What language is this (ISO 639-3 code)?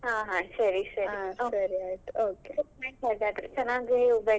kan